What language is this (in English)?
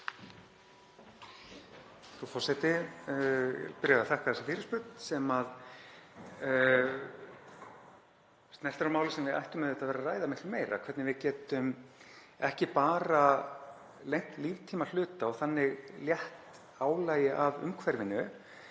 Icelandic